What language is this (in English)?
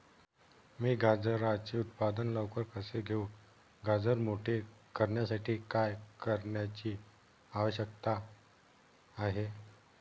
Marathi